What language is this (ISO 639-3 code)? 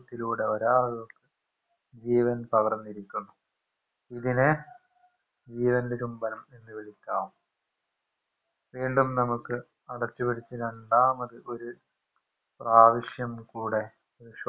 mal